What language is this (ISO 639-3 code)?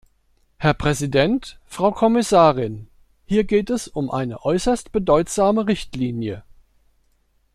deu